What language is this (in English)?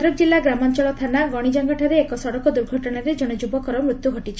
Odia